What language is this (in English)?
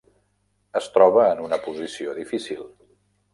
Catalan